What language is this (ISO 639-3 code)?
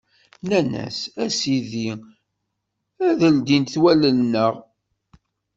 kab